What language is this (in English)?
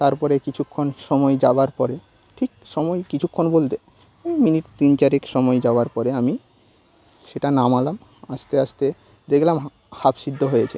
Bangla